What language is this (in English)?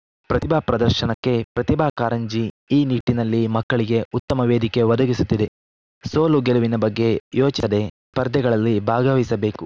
Kannada